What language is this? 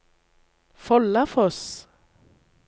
Norwegian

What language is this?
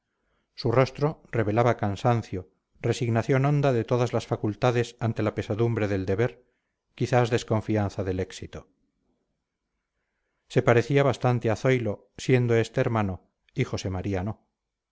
Spanish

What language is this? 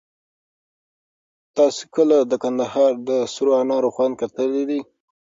Pashto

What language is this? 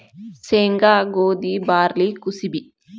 Kannada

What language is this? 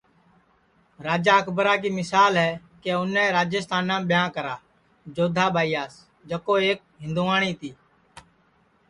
Sansi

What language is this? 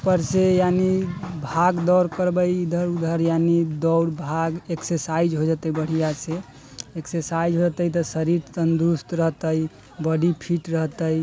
Maithili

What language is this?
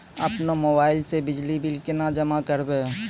Maithili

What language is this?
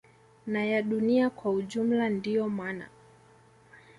Swahili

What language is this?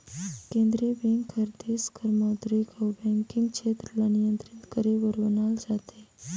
Chhattisgarhi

